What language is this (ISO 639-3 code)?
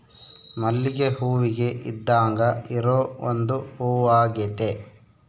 kan